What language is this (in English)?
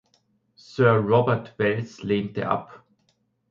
German